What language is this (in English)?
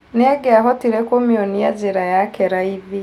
Kikuyu